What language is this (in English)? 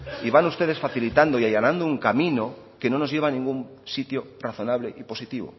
Spanish